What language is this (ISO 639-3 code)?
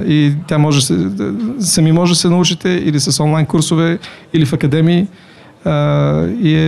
bul